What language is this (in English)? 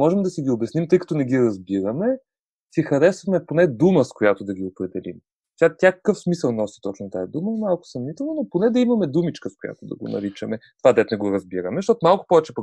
Bulgarian